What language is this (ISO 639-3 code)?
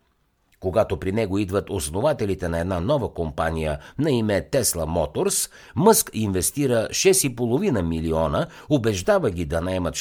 bul